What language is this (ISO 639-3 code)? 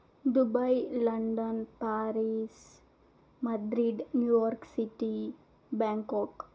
tel